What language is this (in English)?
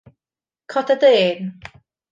Welsh